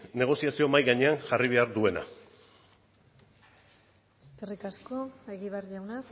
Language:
Basque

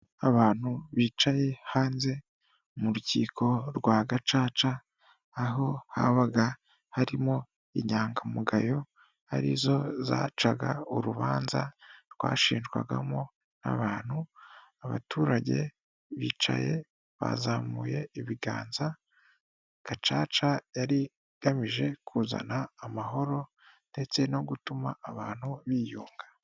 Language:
Kinyarwanda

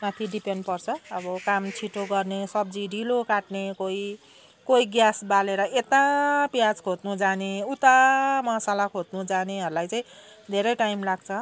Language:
Nepali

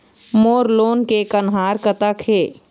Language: Chhattisgarhi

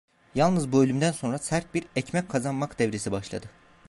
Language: Turkish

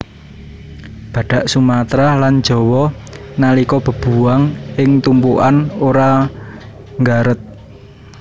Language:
Javanese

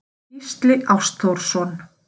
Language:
Icelandic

